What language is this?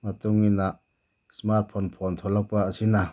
Manipuri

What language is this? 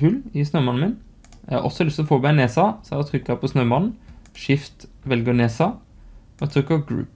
Norwegian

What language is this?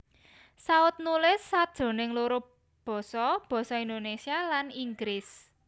Javanese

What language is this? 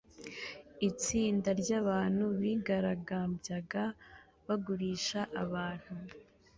Kinyarwanda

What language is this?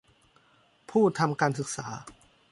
Thai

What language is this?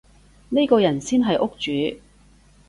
Cantonese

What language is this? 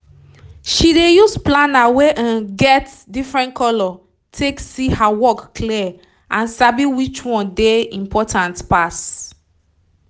Nigerian Pidgin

